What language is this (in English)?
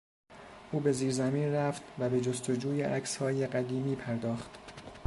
Persian